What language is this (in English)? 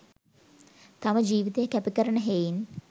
Sinhala